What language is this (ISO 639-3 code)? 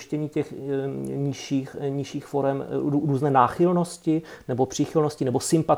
ces